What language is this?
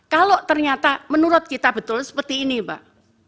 Indonesian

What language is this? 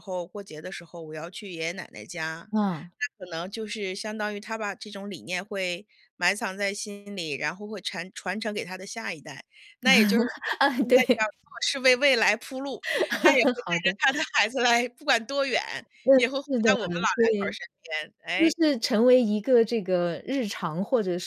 Chinese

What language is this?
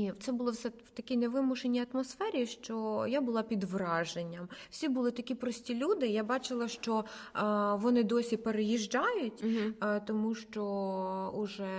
Ukrainian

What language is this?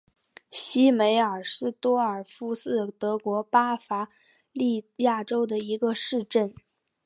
Chinese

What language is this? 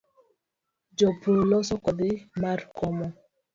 Luo (Kenya and Tanzania)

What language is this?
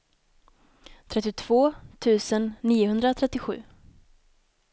Swedish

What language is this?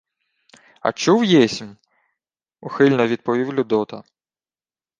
Ukrainian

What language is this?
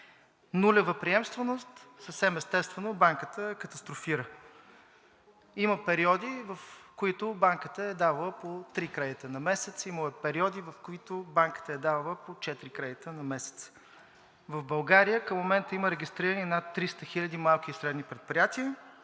Bulgarian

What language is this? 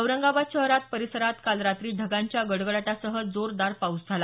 Marathi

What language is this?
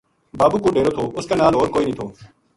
Gujari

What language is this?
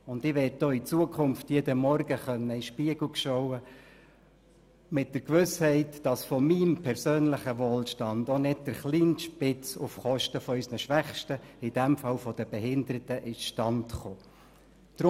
Swiss German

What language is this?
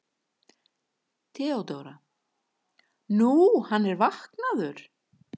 Icelandic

